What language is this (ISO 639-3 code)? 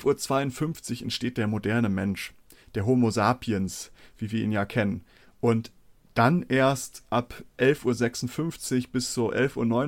deu